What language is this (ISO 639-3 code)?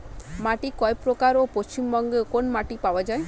ben